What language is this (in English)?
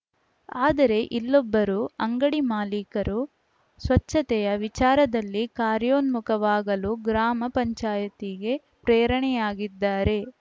Kannada